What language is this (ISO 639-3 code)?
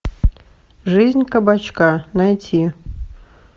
rus